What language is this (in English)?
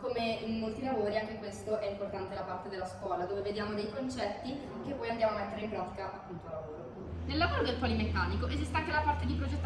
Italian